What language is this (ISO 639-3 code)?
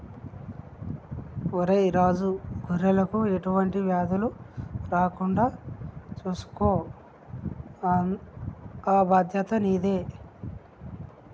tel